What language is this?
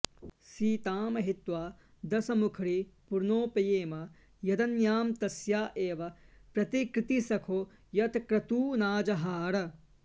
Sanskrit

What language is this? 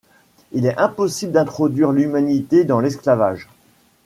French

